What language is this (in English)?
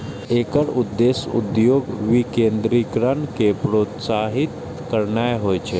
Maithili